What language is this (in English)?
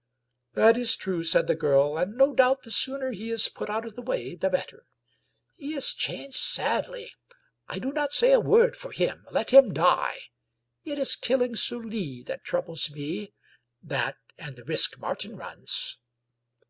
English